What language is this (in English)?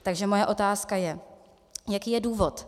Czech